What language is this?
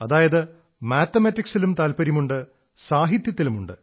Malayalam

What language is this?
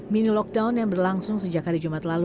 Indonesian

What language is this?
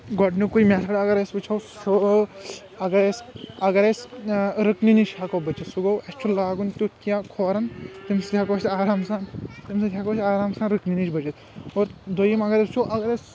Kashmiri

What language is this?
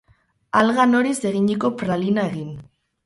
Basque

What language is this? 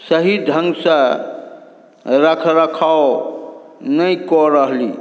Maithili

